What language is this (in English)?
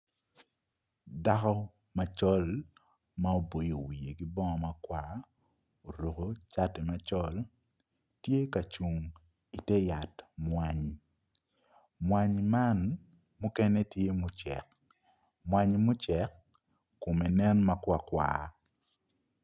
Acoli